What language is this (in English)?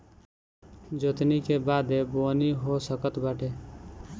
Bhojpuri